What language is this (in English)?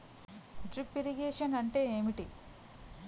Telugu